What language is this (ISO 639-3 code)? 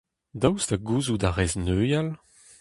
bre